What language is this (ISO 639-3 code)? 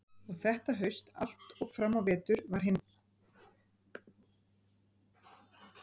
isl